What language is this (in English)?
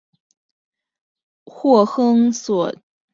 Chinese